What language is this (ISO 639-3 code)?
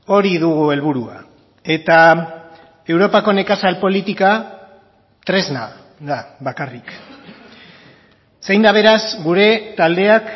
eus